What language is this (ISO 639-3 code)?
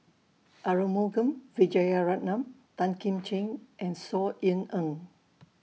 eng